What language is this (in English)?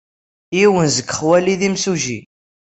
Kabyle